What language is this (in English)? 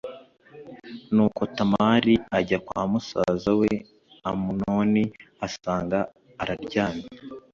Kinyarwanda